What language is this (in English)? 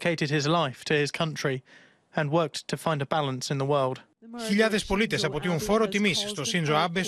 Greek